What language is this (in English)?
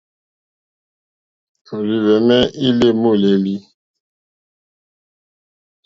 Mokpwe